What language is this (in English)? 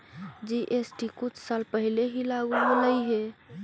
Magahi